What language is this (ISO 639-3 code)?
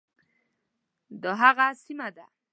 pus